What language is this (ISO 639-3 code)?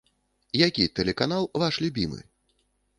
bel